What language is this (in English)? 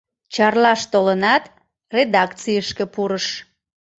Mari